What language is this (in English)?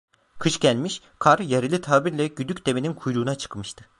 Turkish